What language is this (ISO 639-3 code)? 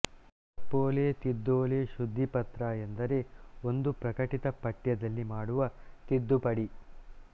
kan